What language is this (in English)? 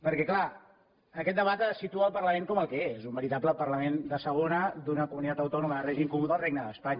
Catalan